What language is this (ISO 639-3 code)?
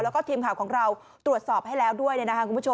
tha